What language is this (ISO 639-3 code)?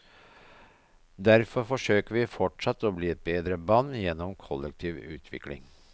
nor